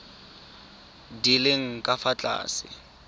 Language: Tswana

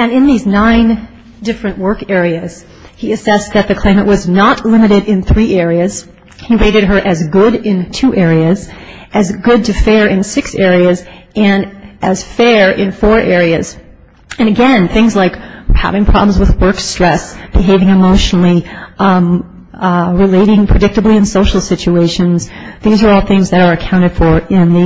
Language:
English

